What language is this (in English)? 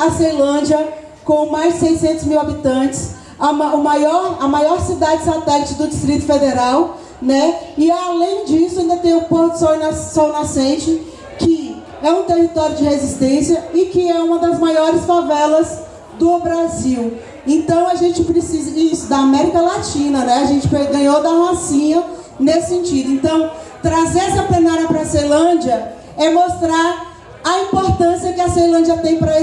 Portuguese